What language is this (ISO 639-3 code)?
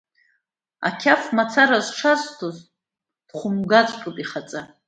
abk